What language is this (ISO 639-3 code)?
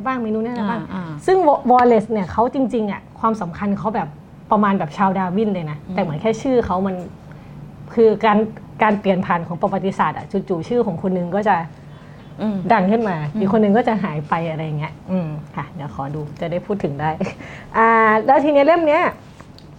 tha